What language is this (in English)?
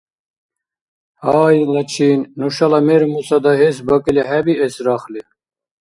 Dargwa